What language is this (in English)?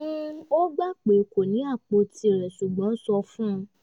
Yoruba